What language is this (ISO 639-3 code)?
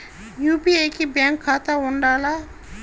tel